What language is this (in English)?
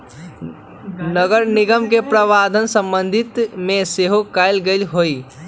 Magahi